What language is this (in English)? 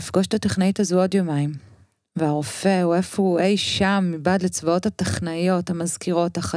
Hebrew